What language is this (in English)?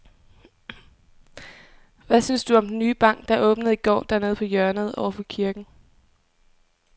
Danish